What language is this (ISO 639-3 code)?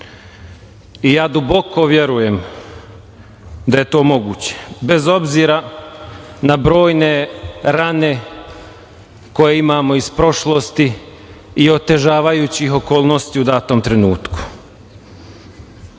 srp